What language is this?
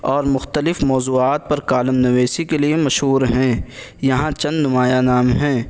Urdu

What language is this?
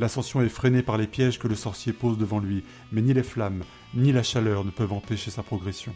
French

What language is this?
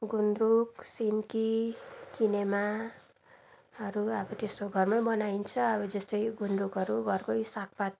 Nepali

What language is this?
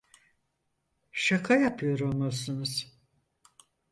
Turkish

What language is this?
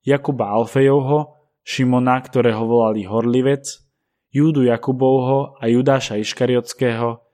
Slovak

